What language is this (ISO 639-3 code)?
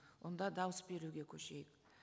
kaz